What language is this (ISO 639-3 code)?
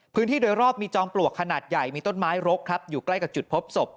tha